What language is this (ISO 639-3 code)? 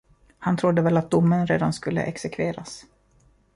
swe